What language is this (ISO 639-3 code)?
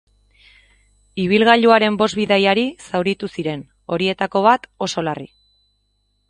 eus